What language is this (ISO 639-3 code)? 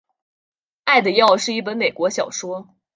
zho